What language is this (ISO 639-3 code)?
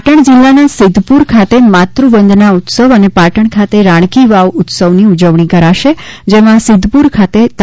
guj